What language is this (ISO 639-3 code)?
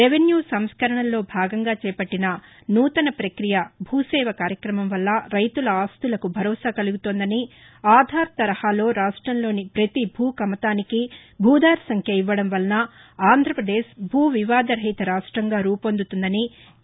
tel